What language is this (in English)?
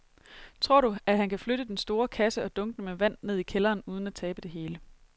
Danish